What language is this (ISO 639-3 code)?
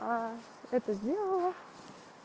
rus